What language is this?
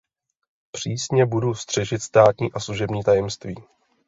Czech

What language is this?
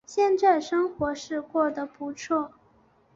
Chinese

